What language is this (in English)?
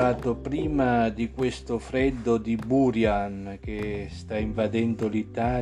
Italian